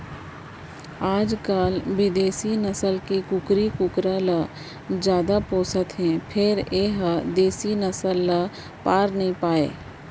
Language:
Chhattisgarhi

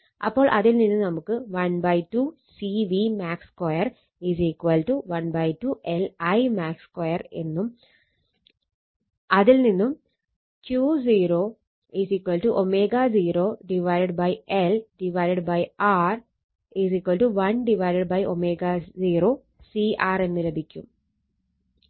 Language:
Malayalam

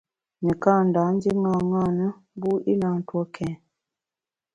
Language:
Bamun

